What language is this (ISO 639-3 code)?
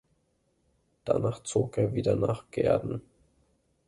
deu